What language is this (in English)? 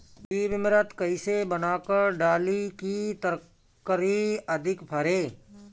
Bhojpuri